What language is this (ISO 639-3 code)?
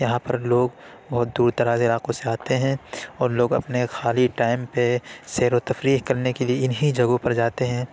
urd